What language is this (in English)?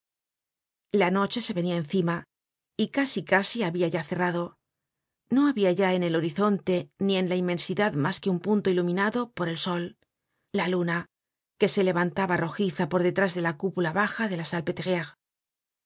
Spanish